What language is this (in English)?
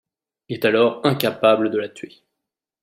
French